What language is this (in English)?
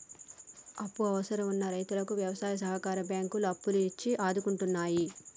Telugu